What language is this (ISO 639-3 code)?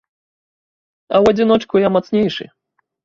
bel